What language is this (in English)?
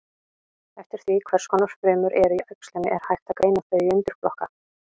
Icelandic